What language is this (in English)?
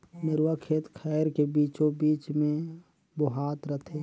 Chhattisgarhi